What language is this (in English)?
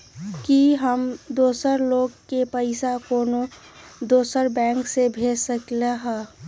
Magahi